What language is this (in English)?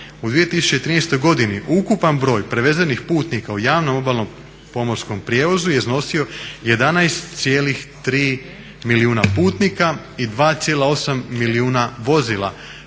Croatian